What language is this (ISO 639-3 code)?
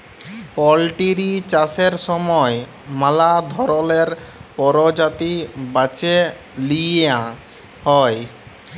ben